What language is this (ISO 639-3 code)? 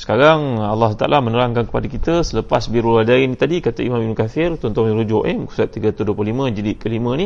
msa